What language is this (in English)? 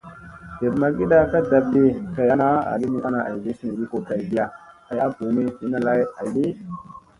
Musey